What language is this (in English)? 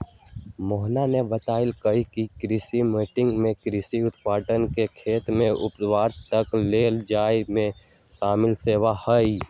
Magahi